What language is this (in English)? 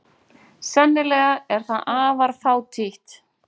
Icelandic